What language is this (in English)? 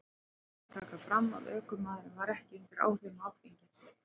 Icelandic